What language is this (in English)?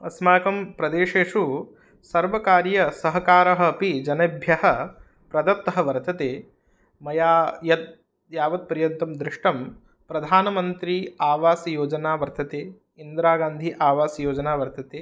Sanskrit